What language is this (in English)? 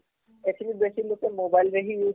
Odia